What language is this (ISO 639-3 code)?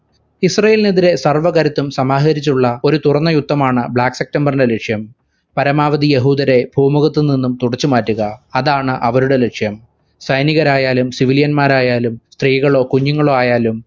mal